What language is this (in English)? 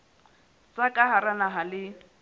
Southern Sotho